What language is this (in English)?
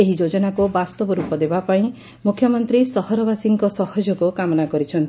Odia